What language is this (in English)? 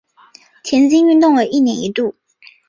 Chinese